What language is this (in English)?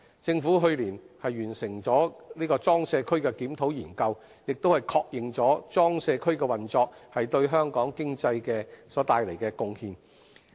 Cantonese